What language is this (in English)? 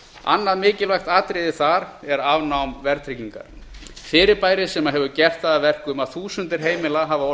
Icelandic